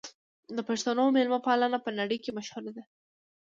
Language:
Pashto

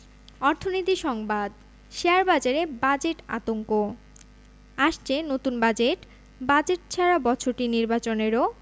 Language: Bangla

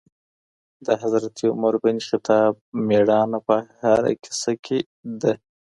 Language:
Pashto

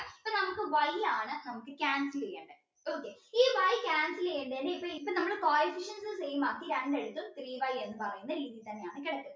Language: Malayalam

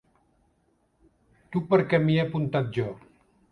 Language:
Catalan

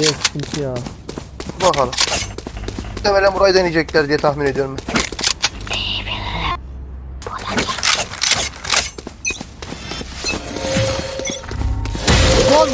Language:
Turkish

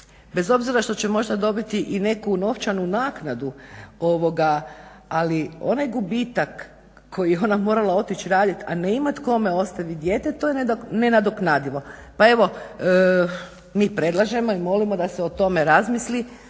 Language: Croatian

